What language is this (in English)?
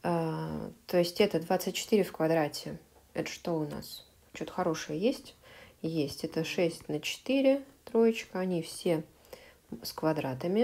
Russian